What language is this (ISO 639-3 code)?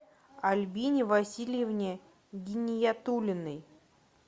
rus